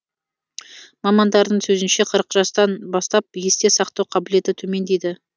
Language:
Kazakh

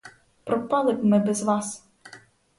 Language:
Ukrainian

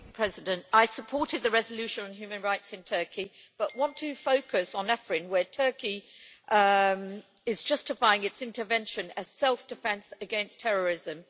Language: English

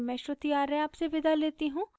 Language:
Hindi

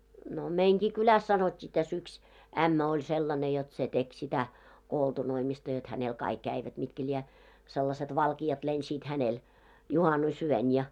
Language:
Finnish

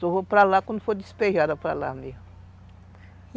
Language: Portuguese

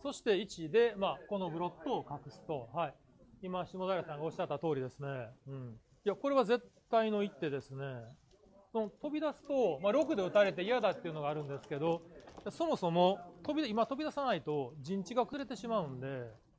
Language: Japanese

